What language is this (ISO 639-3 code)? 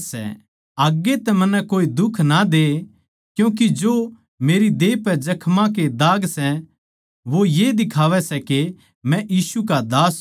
bgc